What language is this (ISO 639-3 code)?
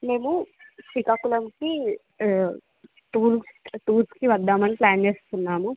tel